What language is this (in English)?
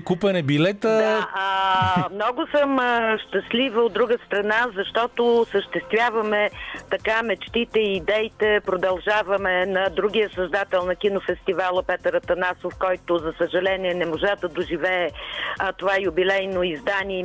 Bulgarian